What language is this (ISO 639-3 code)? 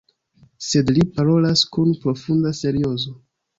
epo